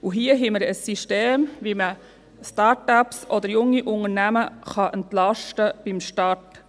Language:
Swiss German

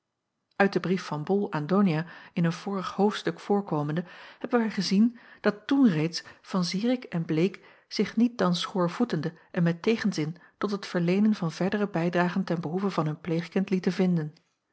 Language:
Dutch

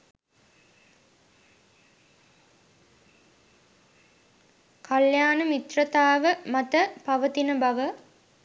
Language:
Sinhala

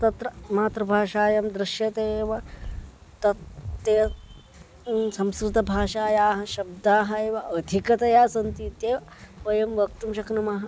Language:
Sanskrit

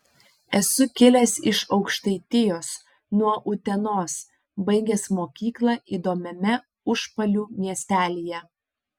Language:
Lithuanian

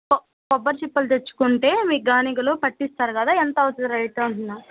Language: Telugu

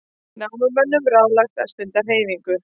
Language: Icelandic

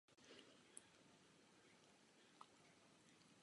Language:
Czech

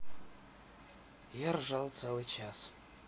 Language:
Russian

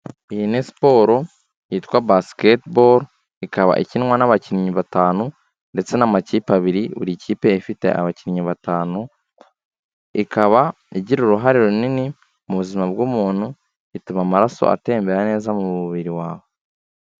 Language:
Kinyarwanda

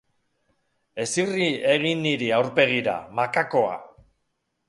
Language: Basque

